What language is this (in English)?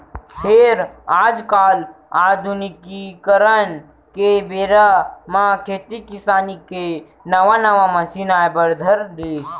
Chhattisgarhi